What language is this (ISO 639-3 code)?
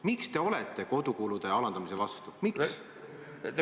est